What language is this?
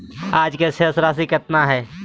Magahi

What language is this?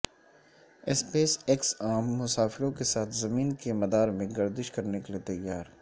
Urdu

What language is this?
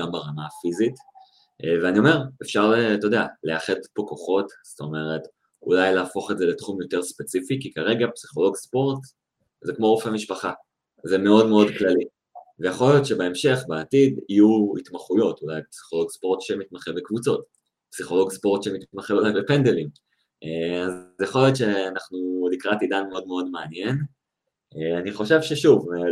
Hebrew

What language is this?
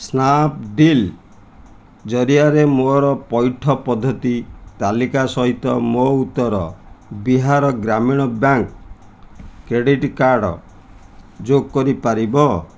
Odia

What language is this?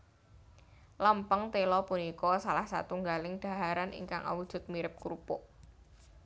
Javanese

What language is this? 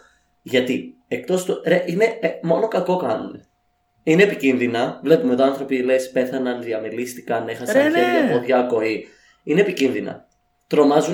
Greek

